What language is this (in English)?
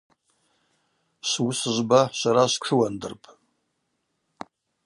Abaza